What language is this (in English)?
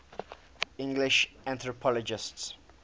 English